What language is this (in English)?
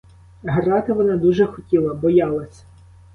Ukrainian